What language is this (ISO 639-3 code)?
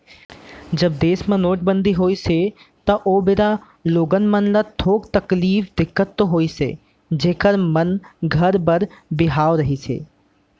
hne